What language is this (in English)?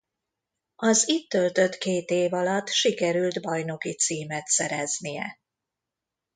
Hungarian